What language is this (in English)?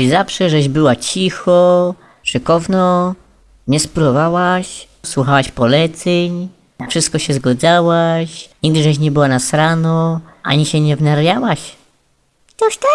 Polish